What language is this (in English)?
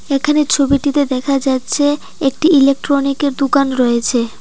Bangla